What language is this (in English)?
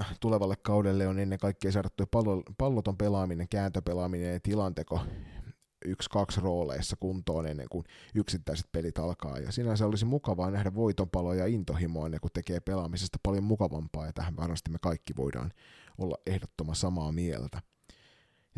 Finnish